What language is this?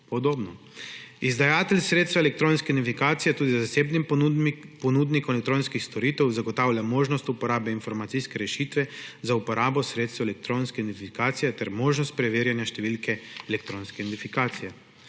Slovenian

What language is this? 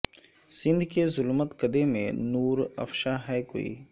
Urdu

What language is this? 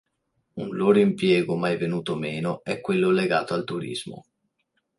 Italian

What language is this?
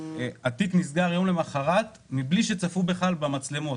Hebrew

